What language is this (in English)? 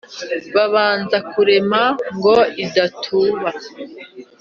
Kinyarwanda